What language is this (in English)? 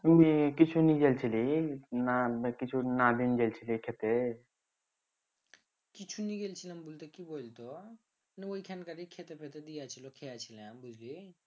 Bangla